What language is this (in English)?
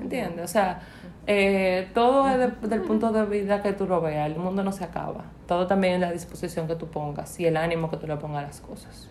Spanish